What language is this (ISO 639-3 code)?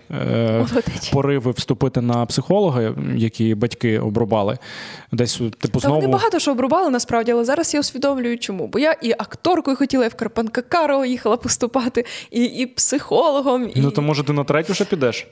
ukr